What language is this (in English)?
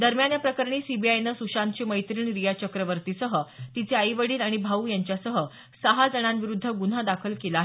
Marathi